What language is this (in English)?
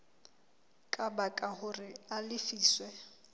Southern Sotho